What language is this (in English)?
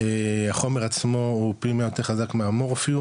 Hebrew